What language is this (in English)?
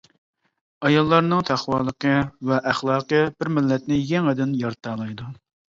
Uyghur